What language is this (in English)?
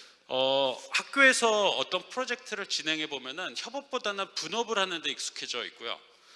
Korean